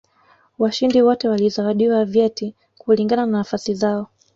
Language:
Swahili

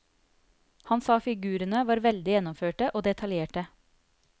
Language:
Norwegian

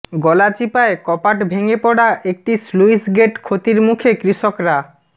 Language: Bangla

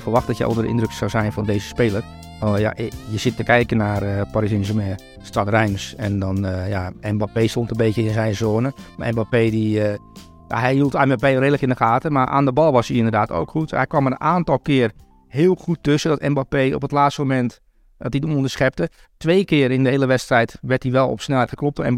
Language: Dutch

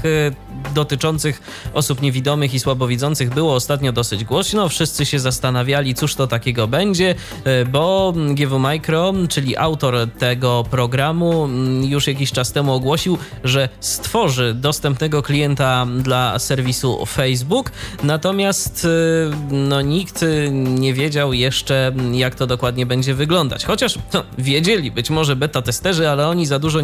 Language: Polish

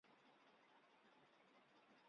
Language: Chinese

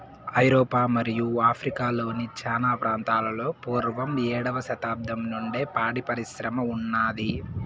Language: Telugu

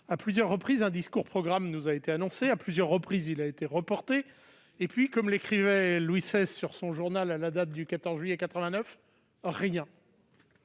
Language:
French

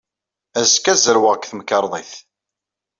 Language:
Kabyle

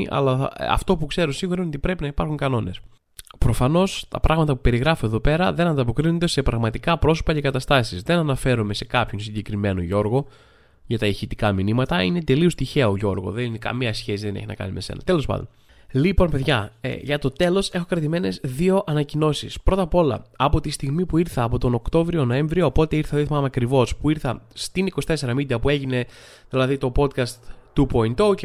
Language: Greek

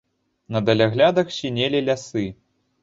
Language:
Belarusian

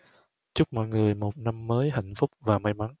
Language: Vietnamese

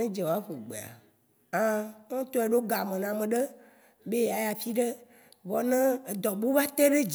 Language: Waci Gbe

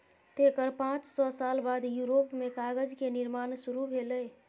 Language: Maithili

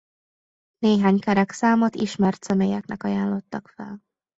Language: Hungarian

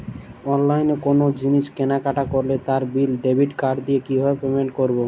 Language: Bangla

